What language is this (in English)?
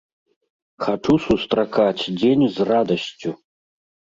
Belarusian